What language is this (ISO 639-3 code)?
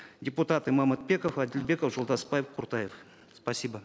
kaz